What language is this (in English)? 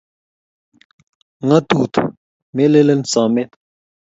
Kalenjin